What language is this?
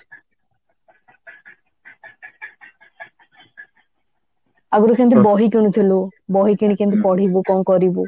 Odia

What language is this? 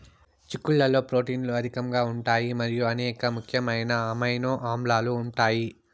Telugu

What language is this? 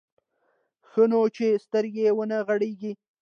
Pashto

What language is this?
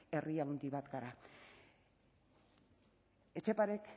Basque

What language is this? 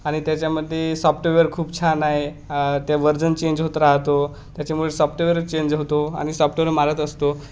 Marathi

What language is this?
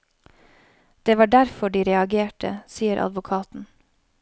Norwegian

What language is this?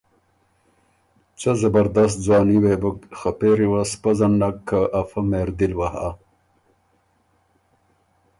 Ormuri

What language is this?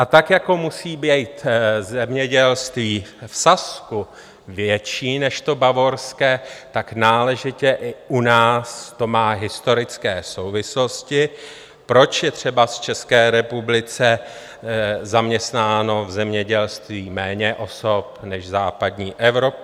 Czech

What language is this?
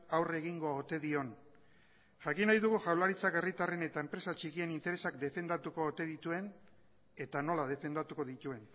Basque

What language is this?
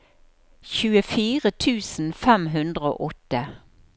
Norwegian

